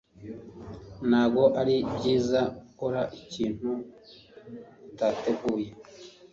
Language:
Kinyarwanda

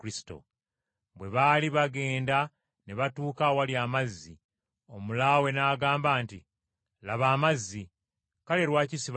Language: Ganda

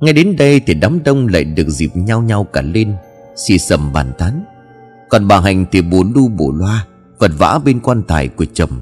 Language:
Vietnamese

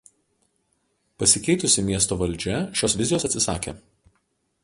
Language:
Lithuanian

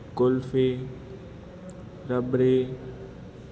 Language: Gujarati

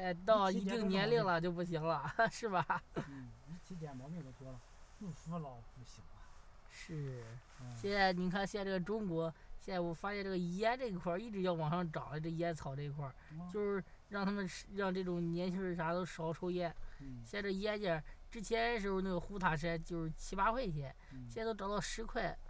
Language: Chinese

